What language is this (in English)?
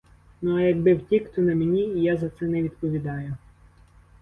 Ukrainian